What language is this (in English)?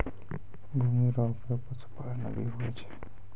Maithili